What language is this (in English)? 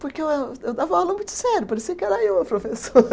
Portuguese